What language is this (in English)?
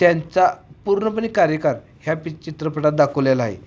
Marathi